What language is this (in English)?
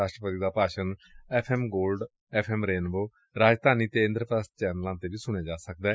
Punjabi